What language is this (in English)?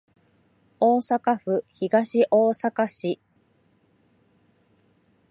Japanese